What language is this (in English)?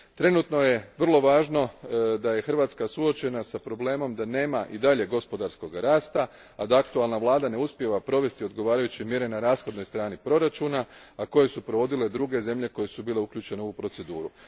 Croatian